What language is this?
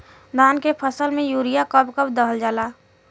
Bhojpuri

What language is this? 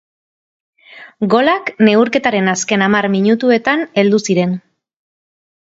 Basque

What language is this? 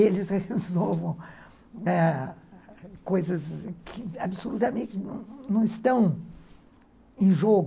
Portuguese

